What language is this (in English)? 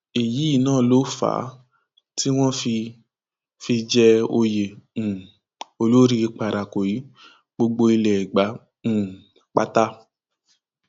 Yoruba